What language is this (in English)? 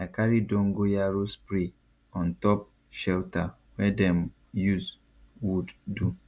Nigerian Pidgin